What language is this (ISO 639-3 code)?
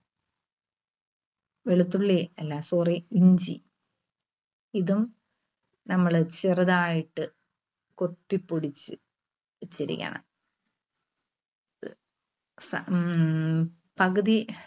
mal